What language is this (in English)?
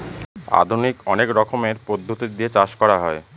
Bangla